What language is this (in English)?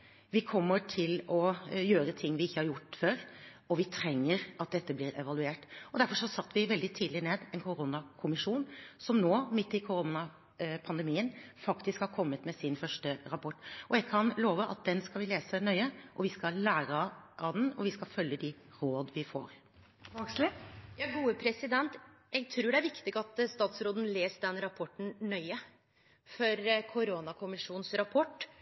Norwegian